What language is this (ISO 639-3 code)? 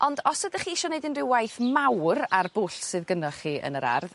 cym